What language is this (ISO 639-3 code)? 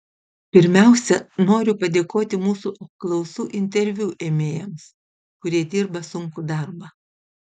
lit